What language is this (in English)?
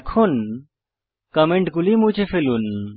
Bangla